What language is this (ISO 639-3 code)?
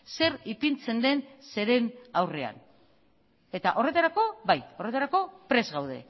eus